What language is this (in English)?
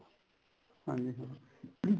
Punjabi